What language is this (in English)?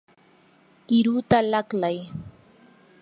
Yanahuanca Pasco Quechua